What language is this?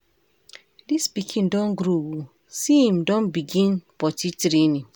Nigerian Pidgin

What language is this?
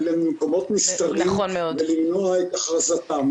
Hebrew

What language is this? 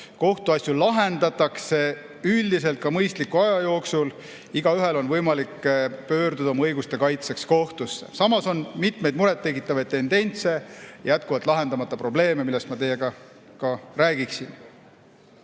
Estonian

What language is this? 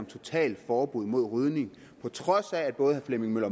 Danish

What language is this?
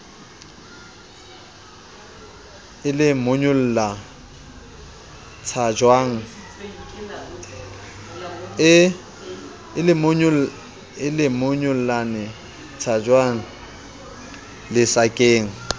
Southern Sotho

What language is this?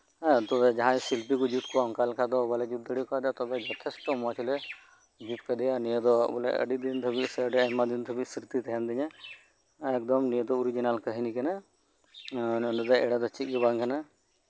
Santali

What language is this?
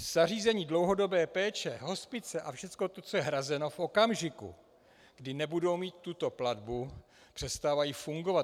Czech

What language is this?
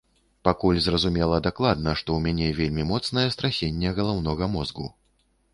Belarusian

